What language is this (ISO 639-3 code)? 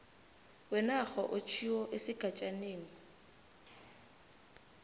nbl